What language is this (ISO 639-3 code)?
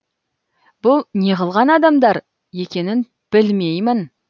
kaz